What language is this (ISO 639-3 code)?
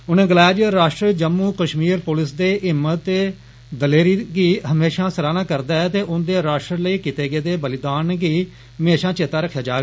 doi